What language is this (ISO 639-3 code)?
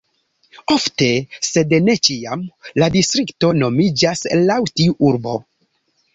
epo